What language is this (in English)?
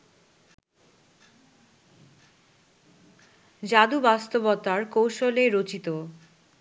Bangla